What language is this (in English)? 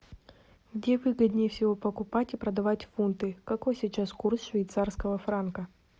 Russian